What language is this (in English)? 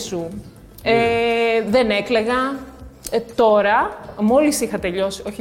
Greek